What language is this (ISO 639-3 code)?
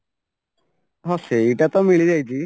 ori